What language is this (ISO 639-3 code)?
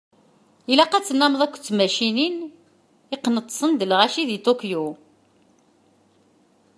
kab